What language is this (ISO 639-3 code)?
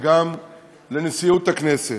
heb